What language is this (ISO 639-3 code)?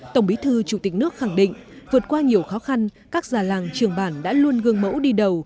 vie